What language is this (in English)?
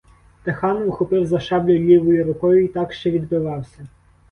Ukrainian